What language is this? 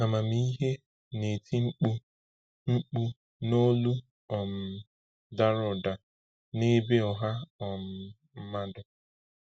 Igbo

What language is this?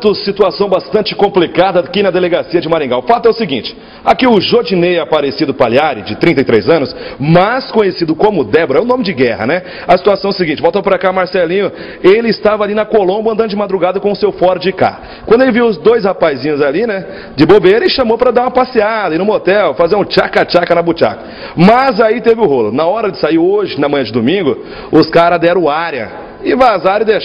Portuguese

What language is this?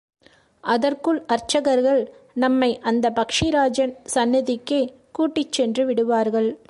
Tamil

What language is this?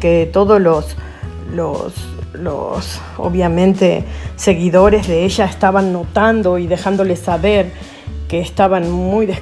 Spanish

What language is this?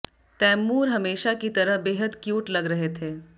Hindi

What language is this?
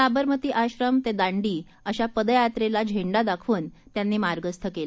Marathi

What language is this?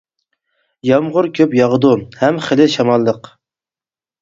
Uyghur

